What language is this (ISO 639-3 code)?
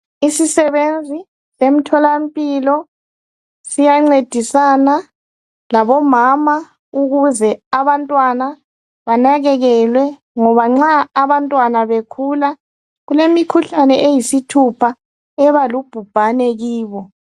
nde